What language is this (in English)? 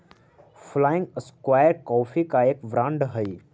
Magahi